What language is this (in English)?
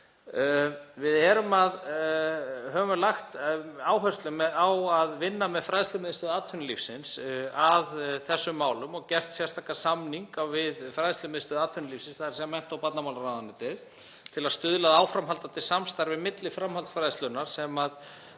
Icelandic